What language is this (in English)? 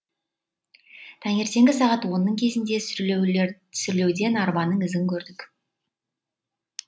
Kazakh